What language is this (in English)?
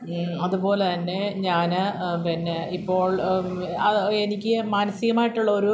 Malayalam